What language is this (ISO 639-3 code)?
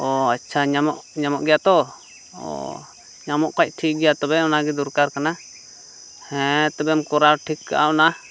sat